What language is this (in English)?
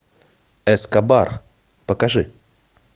Russian